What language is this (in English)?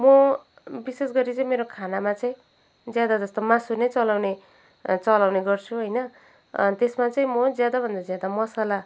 Nepali